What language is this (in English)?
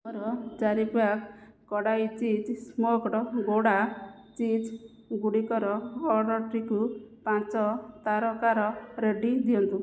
Odia